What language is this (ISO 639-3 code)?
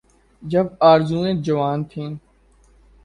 urd